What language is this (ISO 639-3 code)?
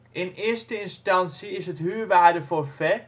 nld